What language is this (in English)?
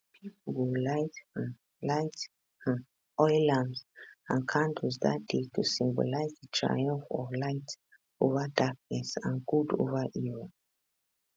Nigerian Pidgin